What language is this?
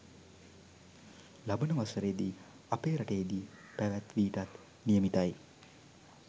Sinhala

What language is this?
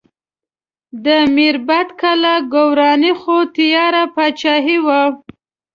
Pashto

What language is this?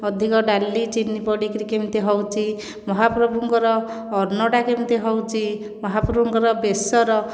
Odia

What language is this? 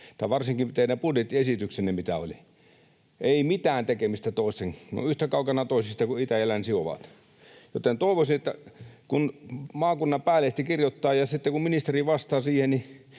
Finnish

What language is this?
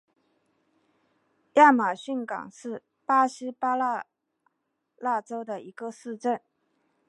Chinese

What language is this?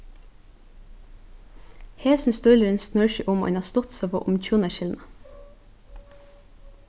Faroese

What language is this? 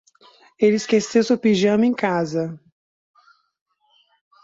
Portuguese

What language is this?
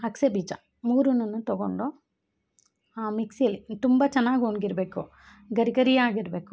Kannada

